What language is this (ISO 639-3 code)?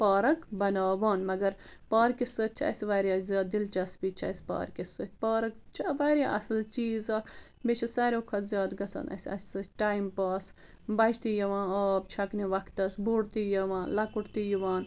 kas